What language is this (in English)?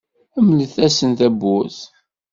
Kabyle